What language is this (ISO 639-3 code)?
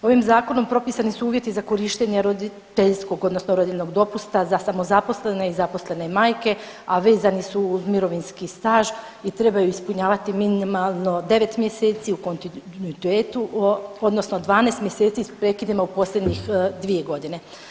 hrv